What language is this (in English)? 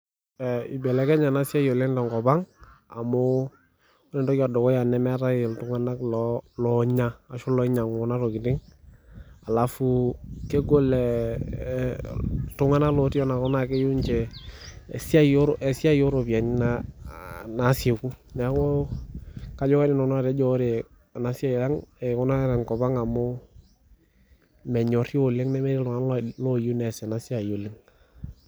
Masai